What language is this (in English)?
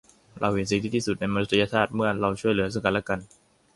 Thai